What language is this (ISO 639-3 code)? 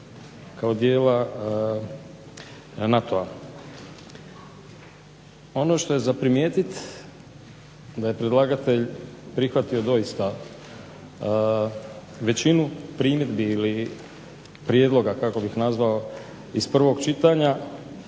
hrv